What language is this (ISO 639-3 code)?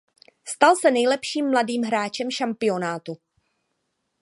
ces